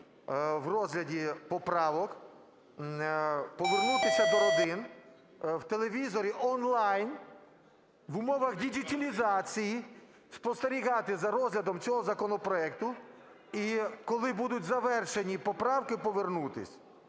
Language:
Ukrainian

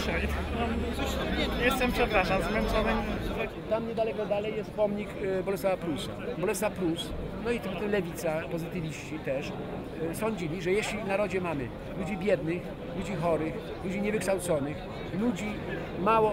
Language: Polish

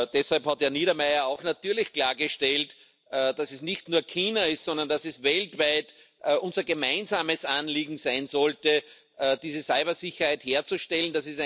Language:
German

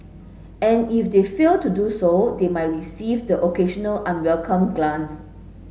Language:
English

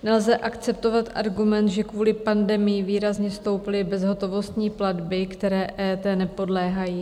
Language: Czech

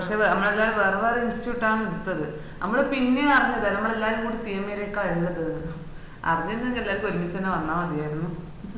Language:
Malayalam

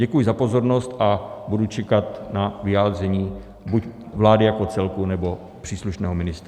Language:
Czech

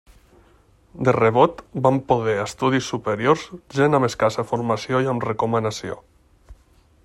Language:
Catalan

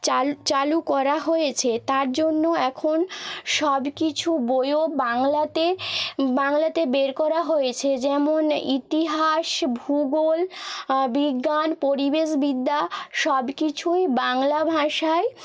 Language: Bangla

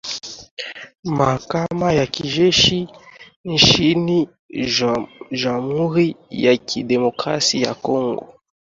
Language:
Swahili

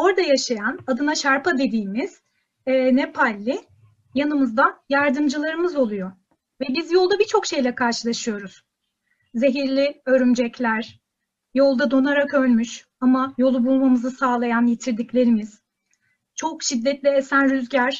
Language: Turkish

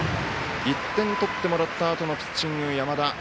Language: Japanese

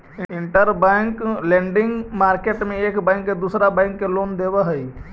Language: Magahi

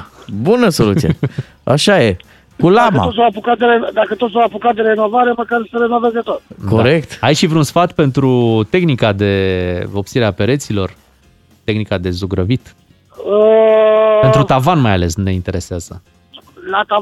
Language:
Romanian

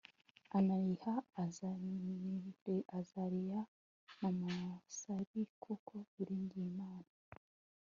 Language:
Kinyarwanda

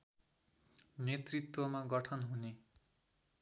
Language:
Nepali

